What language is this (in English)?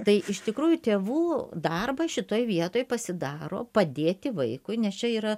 Lithuanian